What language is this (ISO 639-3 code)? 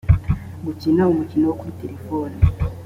kin